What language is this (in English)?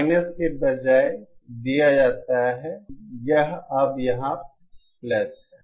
Hindi